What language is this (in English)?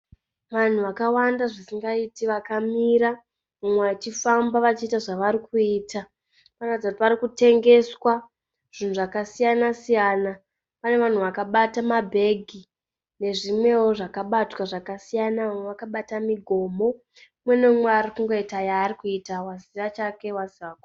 Shona